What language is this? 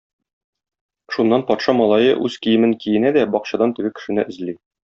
Tatar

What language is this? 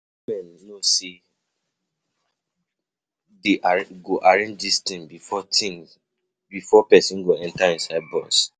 Nigerian Pidgin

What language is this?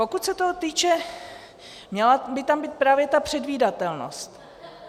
Czech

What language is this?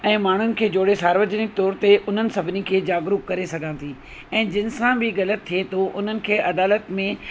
Sindhi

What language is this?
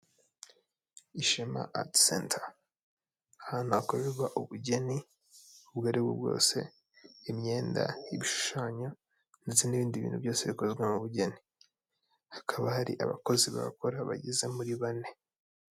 Kinyarwanda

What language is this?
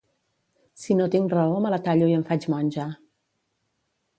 Catalan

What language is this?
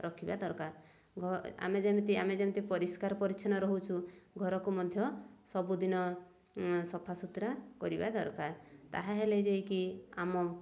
Odia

